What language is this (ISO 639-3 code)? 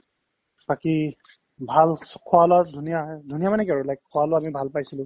asm